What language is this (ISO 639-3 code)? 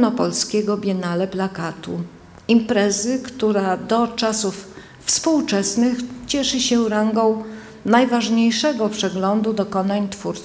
pol